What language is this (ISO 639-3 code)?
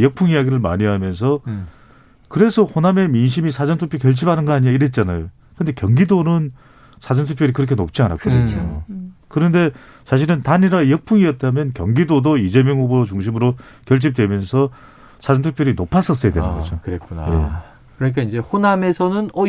kor